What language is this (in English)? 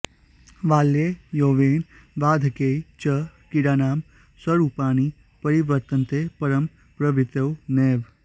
Sanskrit